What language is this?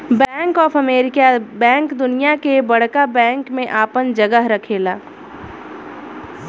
Bhojpuri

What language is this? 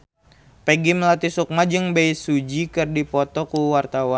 Sundanese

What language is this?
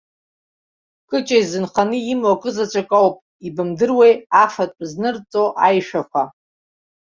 Abkhazian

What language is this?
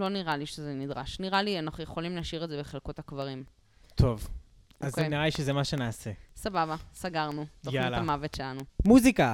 Hebrew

